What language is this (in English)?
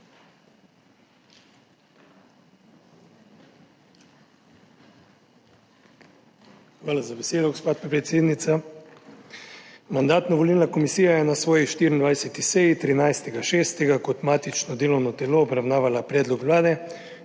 Slovenian